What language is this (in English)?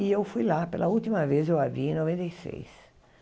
Portuguese